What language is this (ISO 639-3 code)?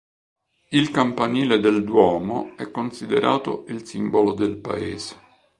ita